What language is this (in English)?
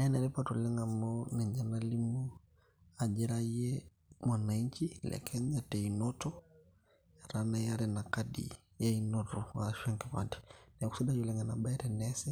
Masai